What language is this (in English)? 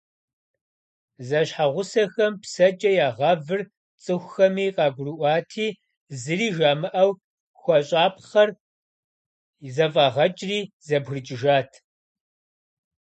Kabardian